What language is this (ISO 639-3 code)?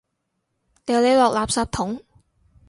yue